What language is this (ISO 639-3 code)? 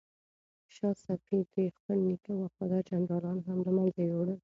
pus